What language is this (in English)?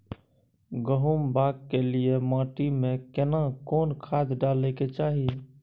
Maithili